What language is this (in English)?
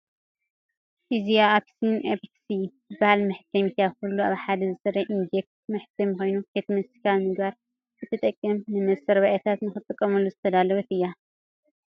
Tigrinya